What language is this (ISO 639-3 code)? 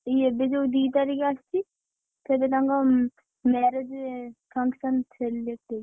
ori